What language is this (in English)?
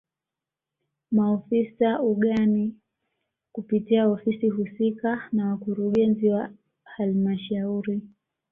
Swahili